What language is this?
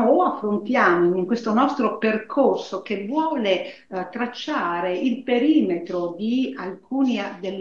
Italian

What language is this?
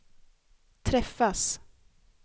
Swedish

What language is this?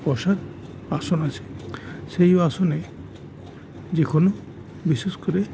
Bangla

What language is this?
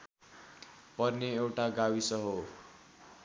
Nepali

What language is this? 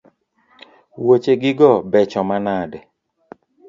Luo (Kenya and Tanzania)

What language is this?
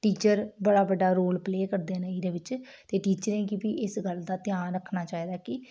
Dogri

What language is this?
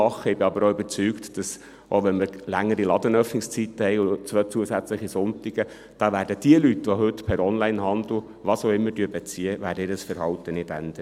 Swiss German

